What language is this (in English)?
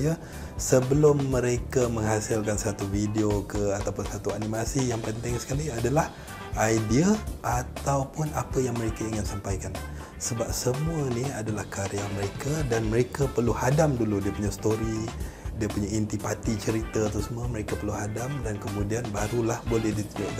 Malay